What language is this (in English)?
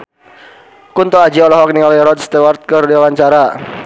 Sundanese